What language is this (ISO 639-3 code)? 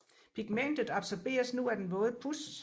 dan